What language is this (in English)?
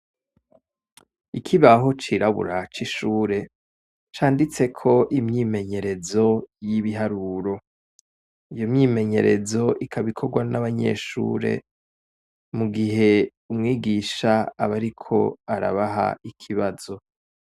Rundi